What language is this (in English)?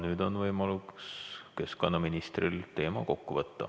Estonian